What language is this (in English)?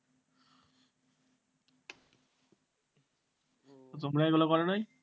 Bangla